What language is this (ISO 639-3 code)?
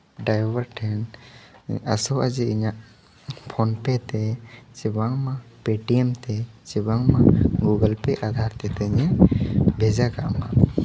sat